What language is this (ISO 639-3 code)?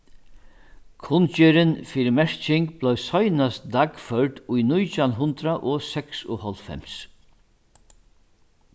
fao